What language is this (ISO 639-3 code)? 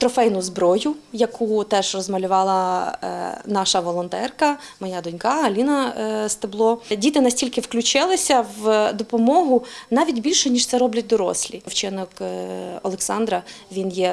ukr